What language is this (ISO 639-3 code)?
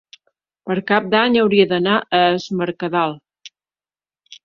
cat